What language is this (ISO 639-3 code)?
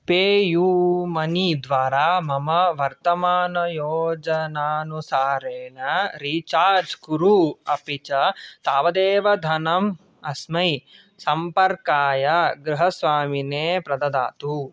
san